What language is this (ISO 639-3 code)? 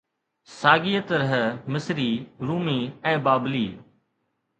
snd